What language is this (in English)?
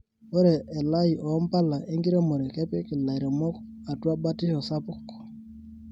Masai